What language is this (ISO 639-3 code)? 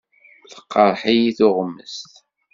kab